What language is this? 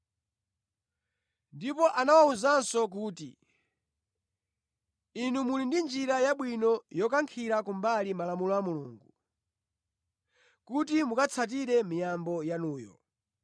Nyanja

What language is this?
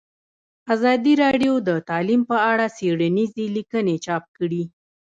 Pashto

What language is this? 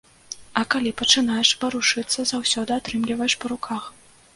Belarusian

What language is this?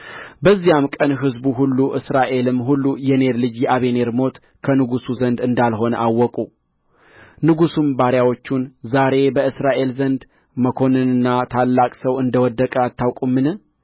Amharic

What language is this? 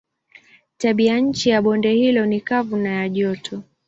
Swahili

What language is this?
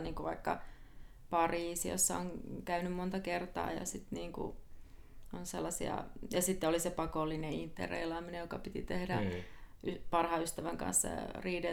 Finnish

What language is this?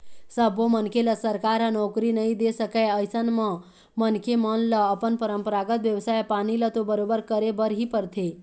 Chhattisgarhi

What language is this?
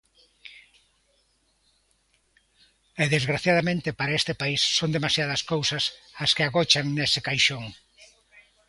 Galician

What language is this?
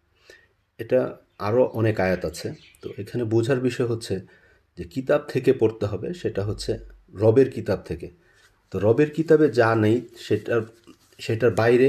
Bangla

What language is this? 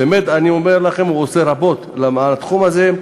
Hebrew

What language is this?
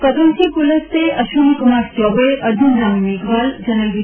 Gujarati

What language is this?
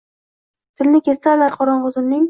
Uzbek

